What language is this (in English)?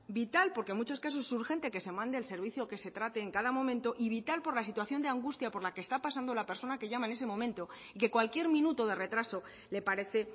Spanish